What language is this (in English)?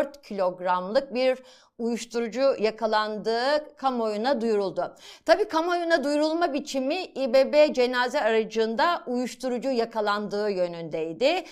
Turkish